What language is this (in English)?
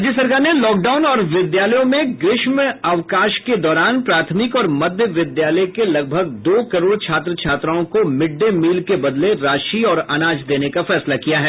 Hindi